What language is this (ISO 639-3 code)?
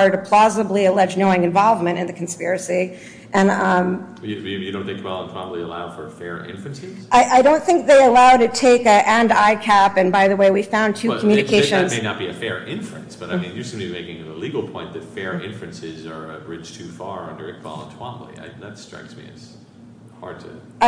eng